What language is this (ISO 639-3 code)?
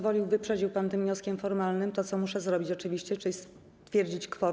pol